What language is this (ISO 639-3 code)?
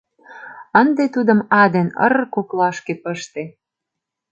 chm